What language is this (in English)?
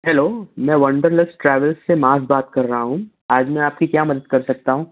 Urdu